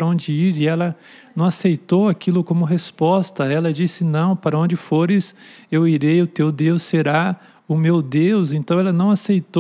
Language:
Portuguese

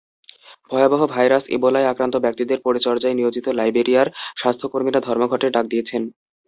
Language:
Bangla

